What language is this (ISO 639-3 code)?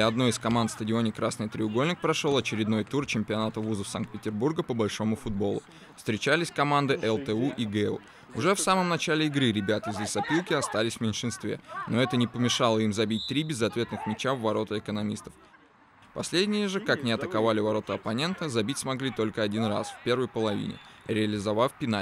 rus